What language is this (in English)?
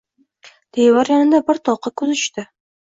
Uzbek